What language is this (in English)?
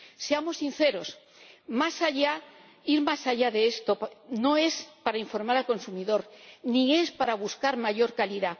Spanish